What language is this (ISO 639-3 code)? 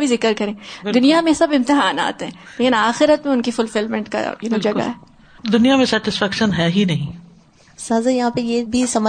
urd